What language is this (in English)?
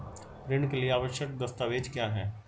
Hindi